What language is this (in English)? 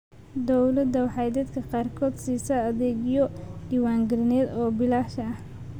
Somali